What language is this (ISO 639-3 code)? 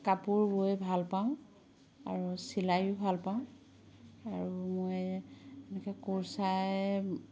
asm